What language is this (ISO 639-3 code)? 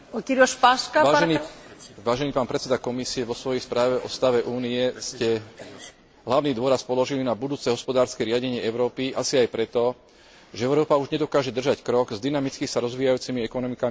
slk